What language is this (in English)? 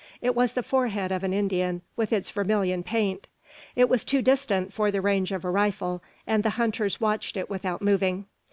English